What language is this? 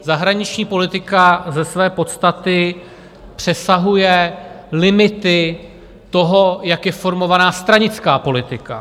Czech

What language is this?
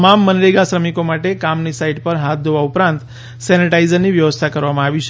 Gujarati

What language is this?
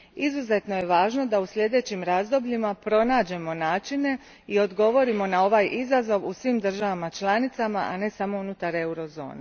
Croatian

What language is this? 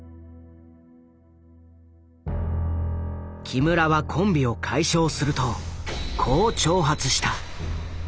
Japanese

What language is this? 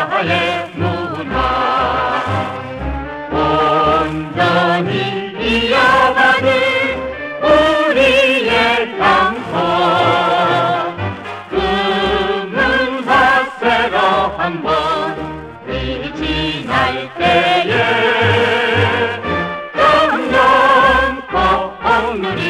Korean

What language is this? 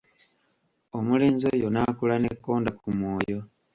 Ganda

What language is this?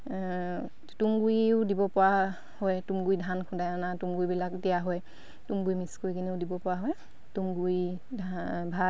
Assamese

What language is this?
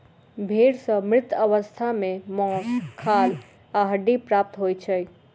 Maithili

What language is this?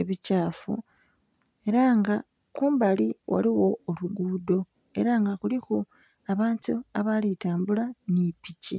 Soga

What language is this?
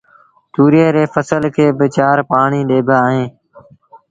Sindhi Bhil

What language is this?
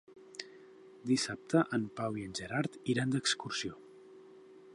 Catalan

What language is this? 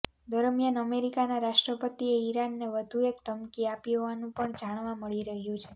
Gujarati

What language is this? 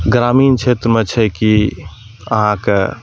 Maithili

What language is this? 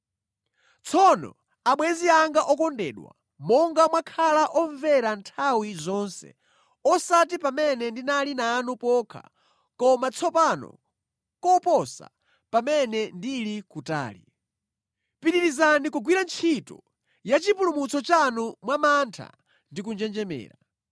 Nyanja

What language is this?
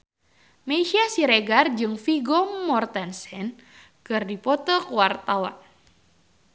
Sundanese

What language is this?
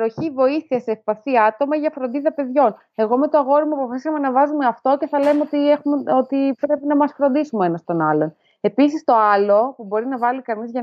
Greek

